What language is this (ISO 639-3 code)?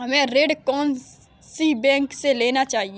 hin